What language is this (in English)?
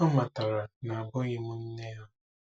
Igbo